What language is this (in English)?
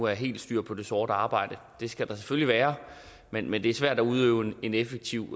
Danish